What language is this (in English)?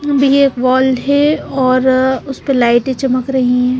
Hindi